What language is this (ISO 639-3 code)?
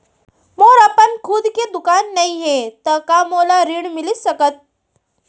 hne